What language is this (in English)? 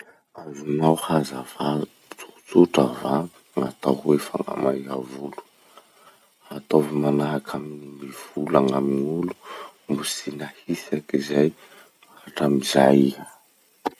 Masikoro Malagasy